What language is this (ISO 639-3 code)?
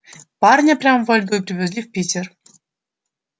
rus